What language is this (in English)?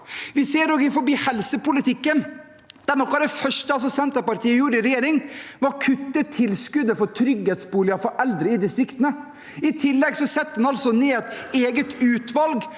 Norwegian